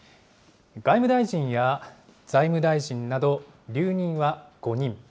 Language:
Japanese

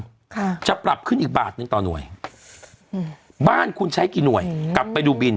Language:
Thai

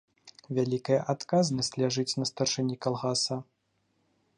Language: Belarusian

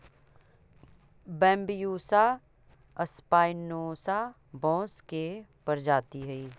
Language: Magahi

